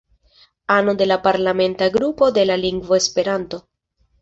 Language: Esperanto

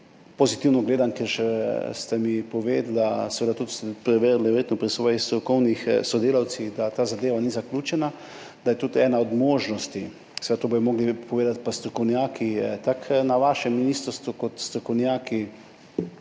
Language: Slovenian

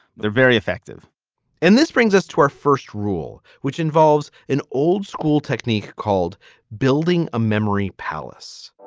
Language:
English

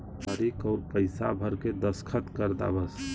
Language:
Bhojpuri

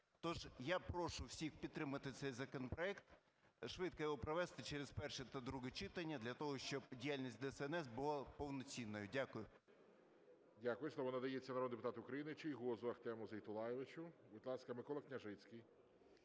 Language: Ukrainian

